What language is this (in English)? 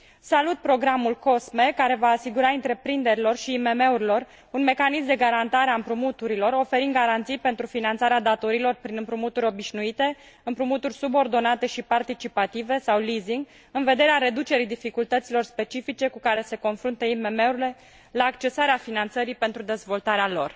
Romanian